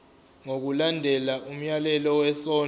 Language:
Zulu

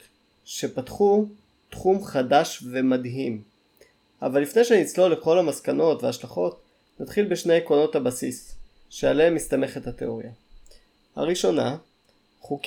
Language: Hebrew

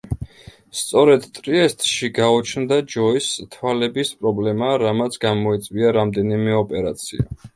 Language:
Georgian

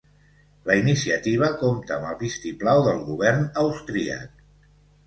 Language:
Catalan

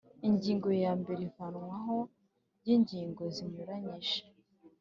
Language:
Kinyarwanda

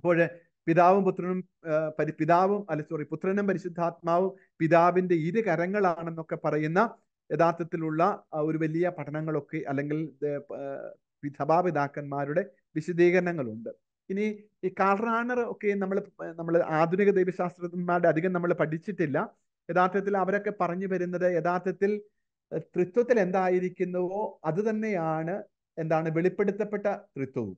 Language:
Malayalam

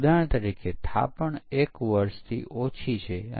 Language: Gujarati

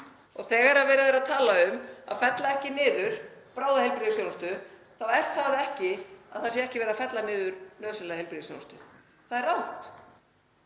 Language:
Icelandic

